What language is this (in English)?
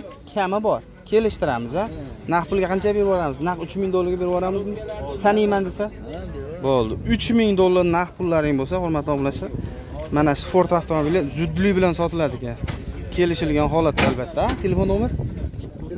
Turkish